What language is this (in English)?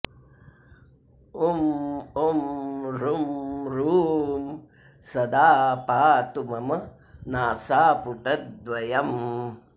Sanskrit